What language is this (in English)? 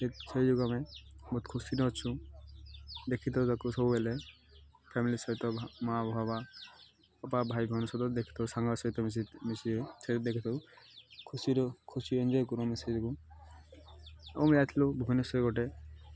Odia